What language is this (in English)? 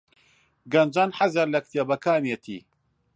Central Kurdish